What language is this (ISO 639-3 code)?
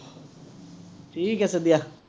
asm